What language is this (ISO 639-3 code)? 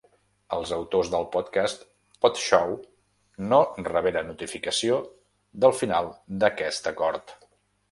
cat